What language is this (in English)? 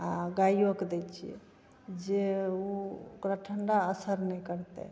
Maithili